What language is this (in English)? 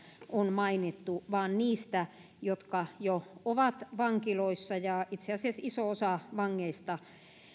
Finnish